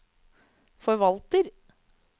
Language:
Norwegian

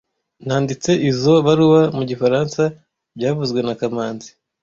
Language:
Kinyarwanda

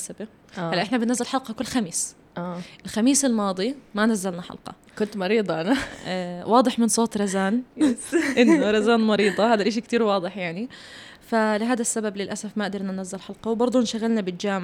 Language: Arabic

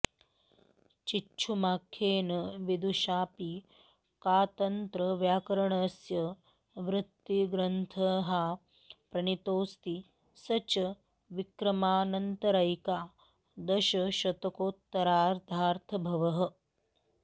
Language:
Sanskrit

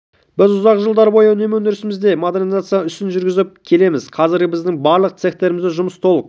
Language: Kazakh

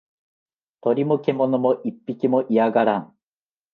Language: Japanese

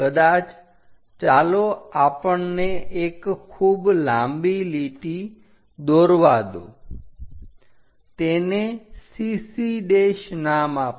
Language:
Gujarati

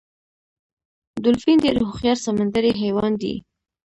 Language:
Pashto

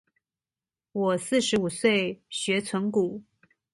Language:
Chinese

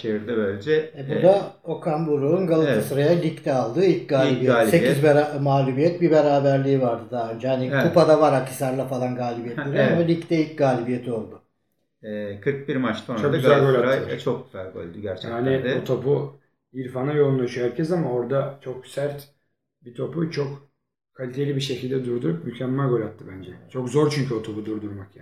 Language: Turkish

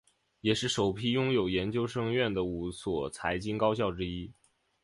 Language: Chinese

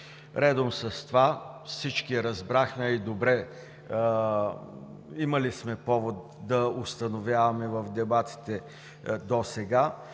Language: Bulgarian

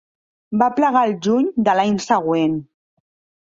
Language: Catalan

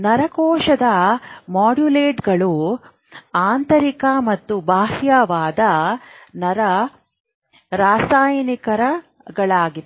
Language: Kannada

